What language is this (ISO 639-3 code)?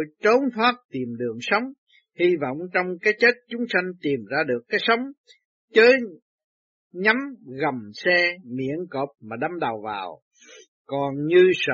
vie